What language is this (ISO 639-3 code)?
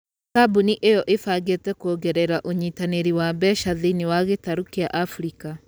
kik